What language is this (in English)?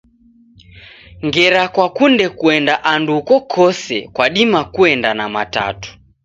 Taita